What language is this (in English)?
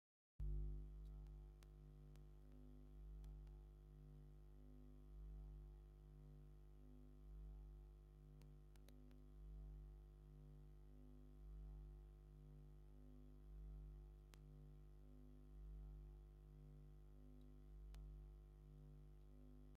Tigrinya